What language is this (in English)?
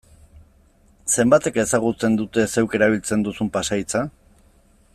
Basque